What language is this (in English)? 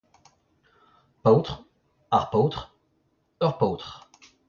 Breton